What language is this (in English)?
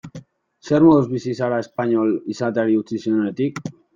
Basque